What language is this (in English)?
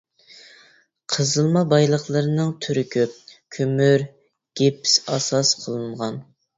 Uyghur